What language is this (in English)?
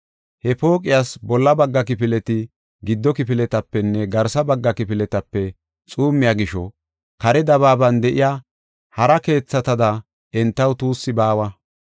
Gofa